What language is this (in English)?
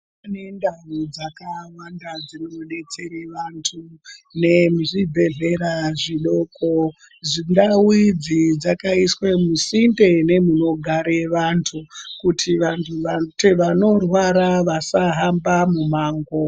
Ndau